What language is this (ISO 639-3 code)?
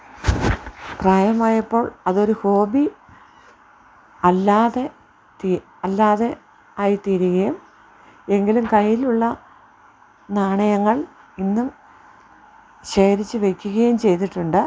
mal